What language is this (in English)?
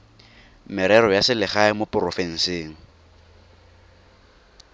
Tswana